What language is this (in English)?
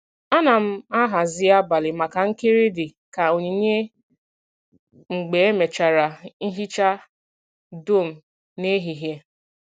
Igbo